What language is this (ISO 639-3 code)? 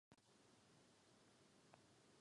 ces